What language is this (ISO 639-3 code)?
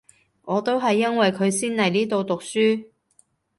yue